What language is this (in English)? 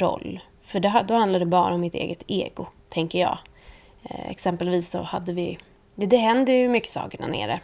Swedish